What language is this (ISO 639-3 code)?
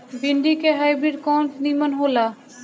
bho